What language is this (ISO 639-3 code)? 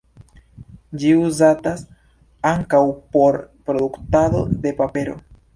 epo